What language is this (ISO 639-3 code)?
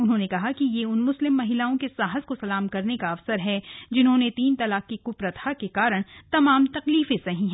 hin